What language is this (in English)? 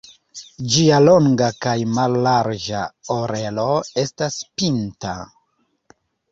Esperanto